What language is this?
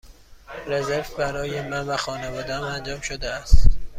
Persian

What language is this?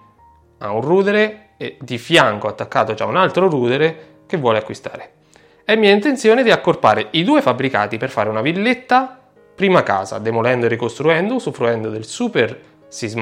Italian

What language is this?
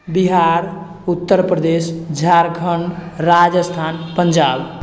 Maithili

